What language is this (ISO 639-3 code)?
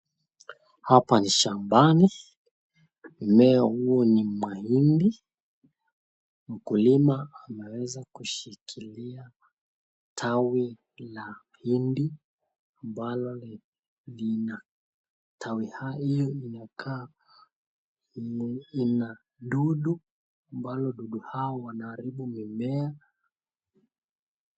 swa